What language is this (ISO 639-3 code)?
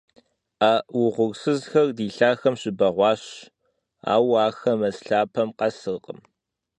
kbd